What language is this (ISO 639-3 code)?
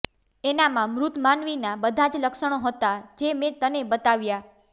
guj